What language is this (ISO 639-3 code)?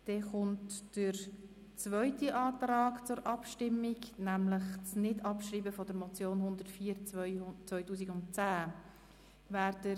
gsw